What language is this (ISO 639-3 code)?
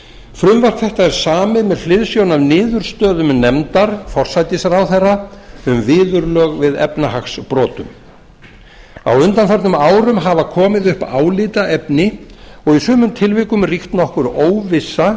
isl